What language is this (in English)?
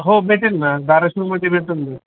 Marathi